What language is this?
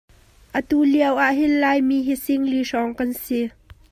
Hakha Chin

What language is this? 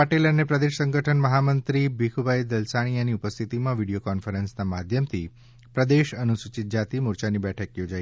Gujarati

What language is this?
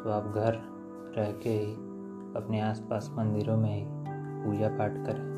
Hindi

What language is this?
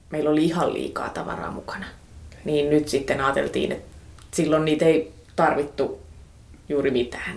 Finnish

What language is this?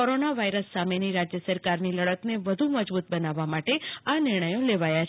Gujarati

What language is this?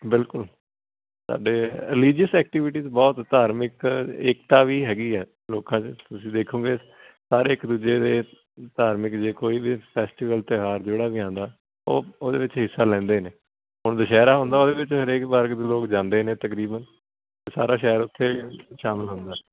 Punjabi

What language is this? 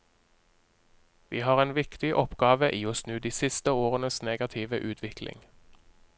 Norwegian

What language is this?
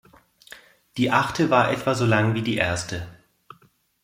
German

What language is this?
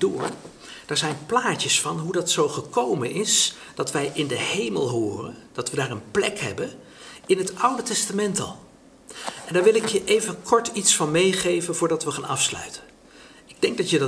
Dutch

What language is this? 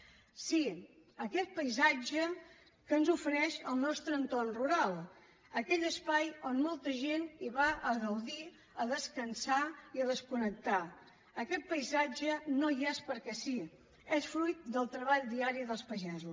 Catalan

